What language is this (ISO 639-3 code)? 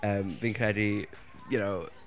cym